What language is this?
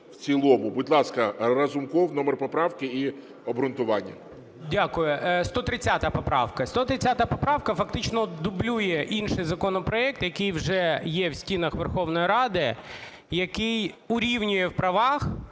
Ukrainian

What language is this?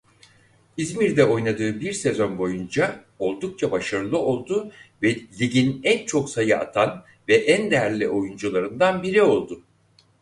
Turkish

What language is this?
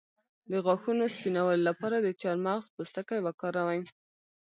Pashto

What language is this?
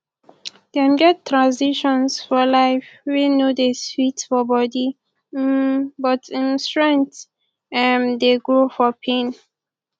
Nigerian Pidgin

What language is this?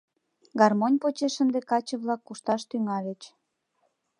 Mari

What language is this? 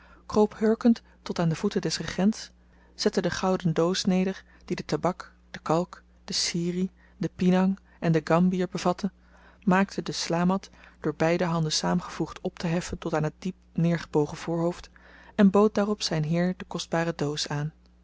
Dutch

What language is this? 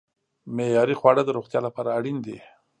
Pashto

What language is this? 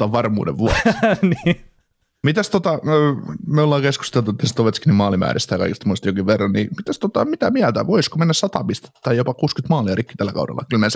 Finnish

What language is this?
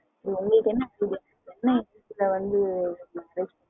Tamil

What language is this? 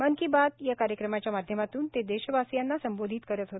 Marathi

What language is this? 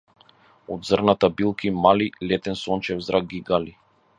Macedonian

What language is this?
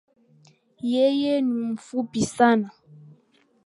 Swahili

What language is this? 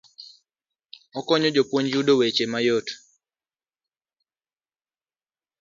Luo (Kenya and Tanzania)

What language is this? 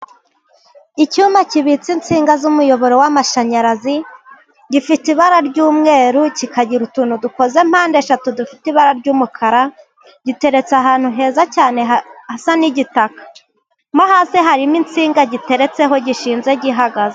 Kinyarwanda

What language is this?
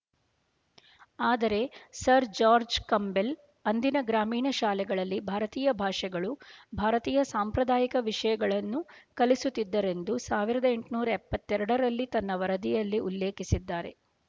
Kannada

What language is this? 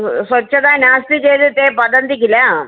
Sanskrit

